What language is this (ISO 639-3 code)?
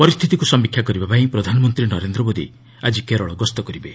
ori